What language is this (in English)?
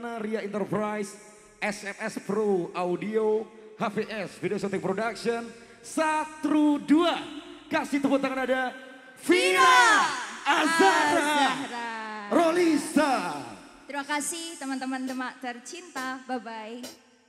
Indonesian